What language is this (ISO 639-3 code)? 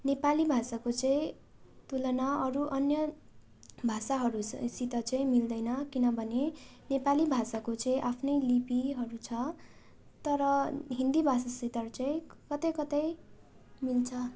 nep